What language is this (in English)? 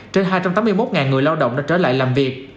Vietnamese